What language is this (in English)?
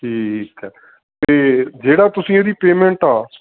Punjabi